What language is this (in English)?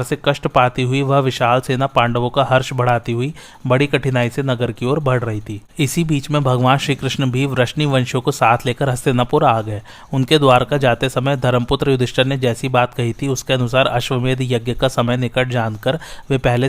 Hindi